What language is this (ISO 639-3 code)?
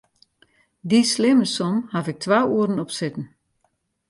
fry